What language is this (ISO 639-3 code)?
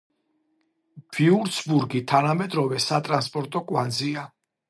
kat